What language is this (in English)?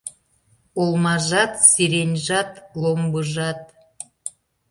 Mari